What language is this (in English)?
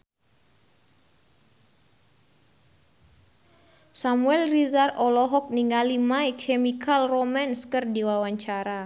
Sundanese